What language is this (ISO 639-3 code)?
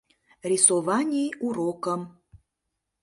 chm